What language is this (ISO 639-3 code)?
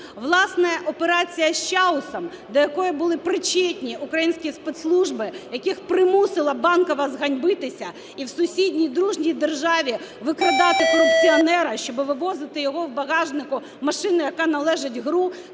ukr